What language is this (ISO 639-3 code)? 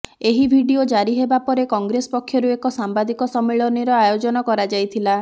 ori